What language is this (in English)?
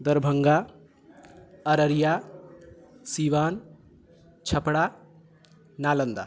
Maithili